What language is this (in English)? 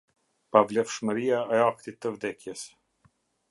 Albanian